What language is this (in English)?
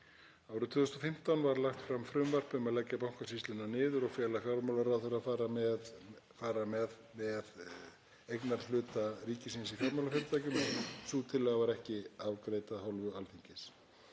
Icelandic